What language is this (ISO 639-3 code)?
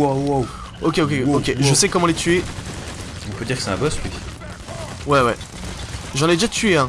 fra